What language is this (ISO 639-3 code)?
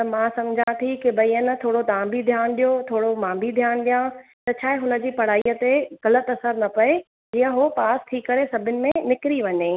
snd